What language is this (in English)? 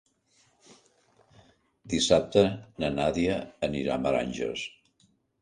Catalan